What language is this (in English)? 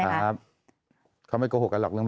Thai